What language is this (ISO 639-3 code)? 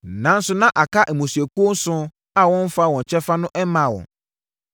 aka